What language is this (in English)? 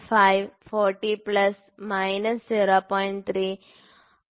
Malayalam